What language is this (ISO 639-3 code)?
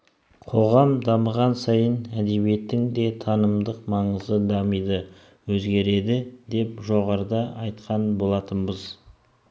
kaz